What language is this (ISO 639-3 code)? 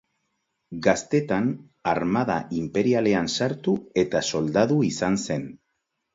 eus